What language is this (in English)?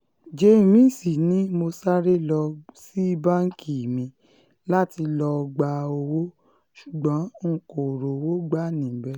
Yoruba